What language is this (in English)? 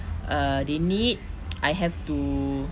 English